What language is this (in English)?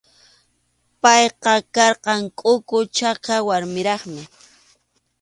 Arequipa-La Unión Quechua